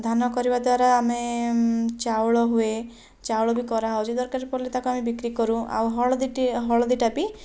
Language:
Odia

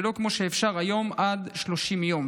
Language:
Hebrew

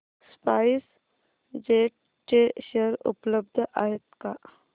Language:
Marathi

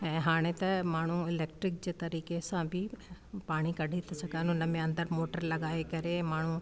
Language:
Sindhi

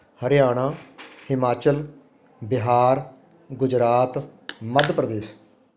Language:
Punjabi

